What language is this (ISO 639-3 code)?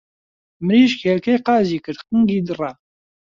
ckb